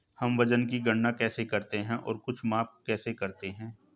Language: Hindi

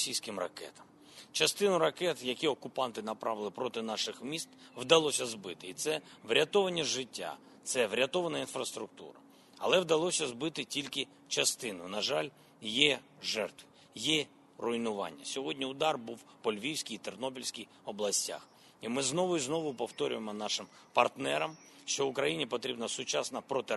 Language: Ukrainian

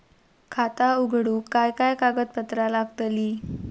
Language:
Marathi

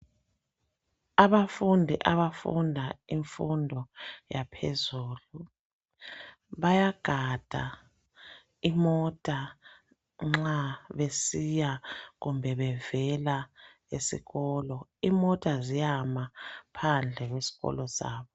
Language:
North Ndebele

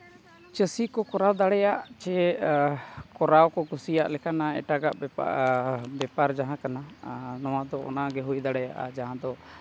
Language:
Santali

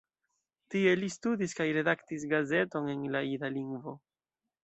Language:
Esperanto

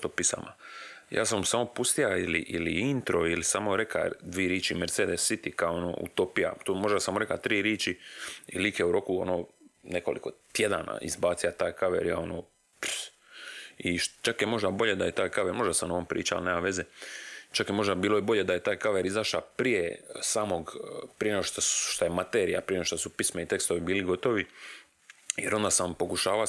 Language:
Croatian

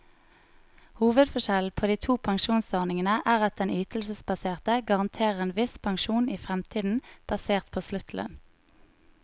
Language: Norwegian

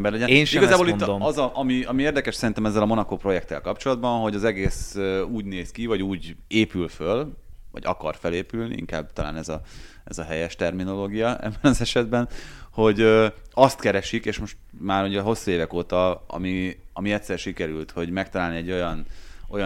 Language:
Hungarian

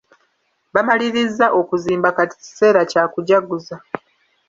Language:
Ganda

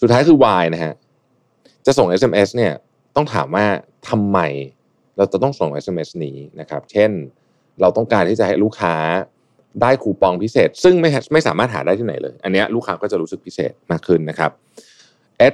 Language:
Thai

